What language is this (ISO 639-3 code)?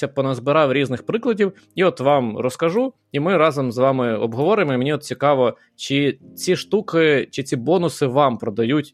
ukr